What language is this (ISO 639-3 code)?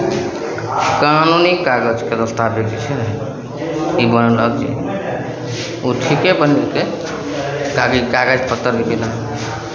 mai